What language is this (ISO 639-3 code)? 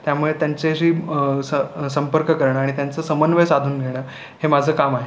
mar